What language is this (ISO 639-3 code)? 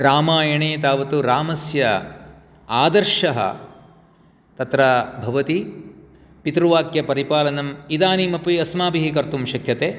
san